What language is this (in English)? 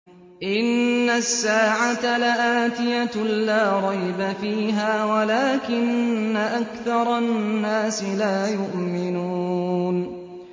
Arabic